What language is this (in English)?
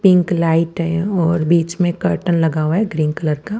Hindi